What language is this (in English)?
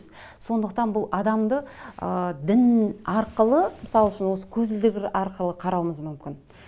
Kazakh